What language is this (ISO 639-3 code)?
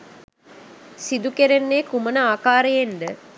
sin